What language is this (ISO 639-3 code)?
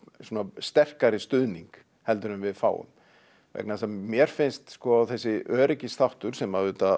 isl